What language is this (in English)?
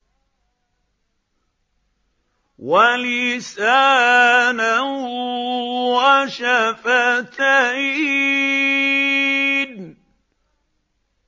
Arabic